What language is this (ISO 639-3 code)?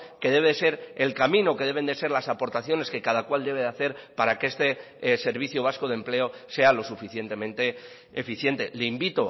spa